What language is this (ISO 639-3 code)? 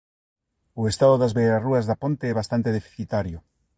glg